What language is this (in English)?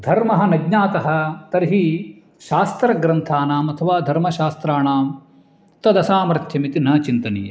Sanskrit